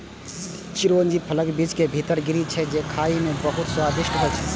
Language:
Maithili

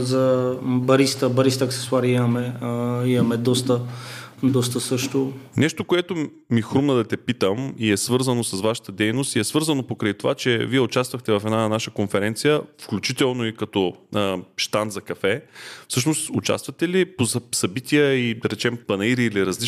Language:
Bulgarian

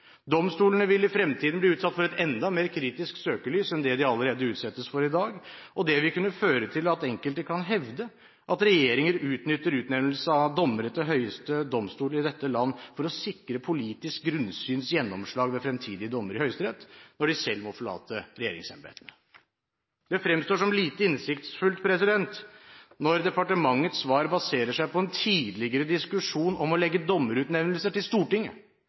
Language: Norwegian Bokmål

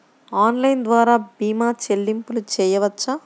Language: Telugu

